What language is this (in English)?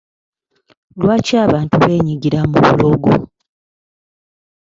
Ganda